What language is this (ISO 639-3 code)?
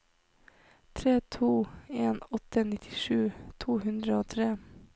nor